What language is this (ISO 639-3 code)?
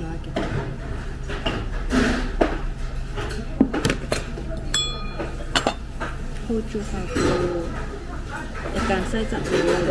kor